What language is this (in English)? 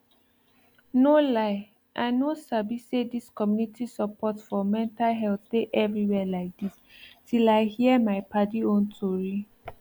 Nigerian Pidgin